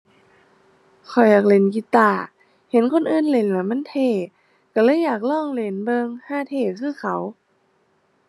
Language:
Thai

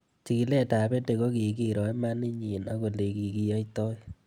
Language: Kalenjin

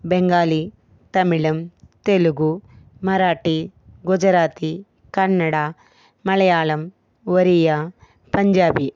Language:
Telugu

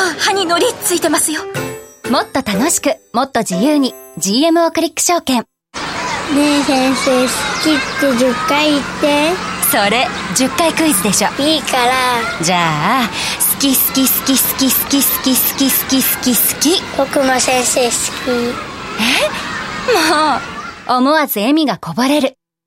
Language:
Japanese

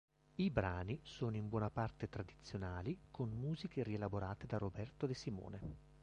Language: Italian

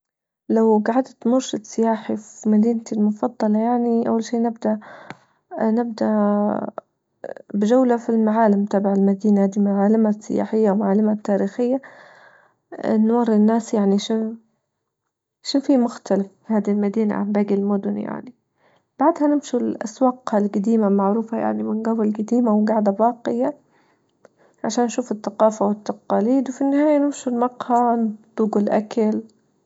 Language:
Libyan Arabic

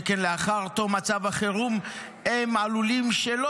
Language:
Hebrew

